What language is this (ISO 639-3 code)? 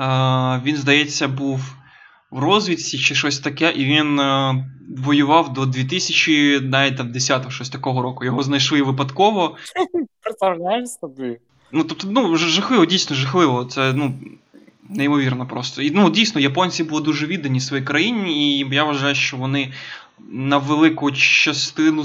ukr